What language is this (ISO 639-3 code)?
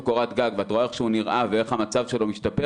heb